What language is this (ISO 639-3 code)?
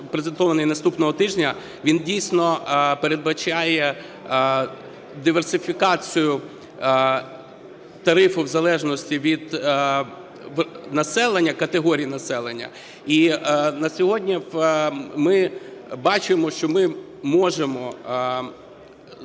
ukr